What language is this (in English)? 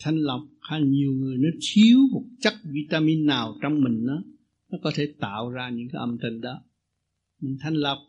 Vietnamese